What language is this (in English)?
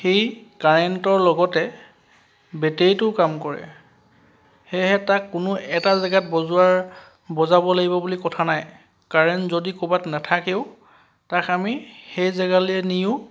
Assamese